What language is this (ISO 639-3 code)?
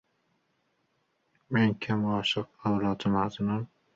uzb